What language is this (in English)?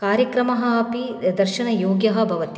Sanskrit